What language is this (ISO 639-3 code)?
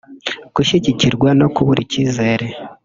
kin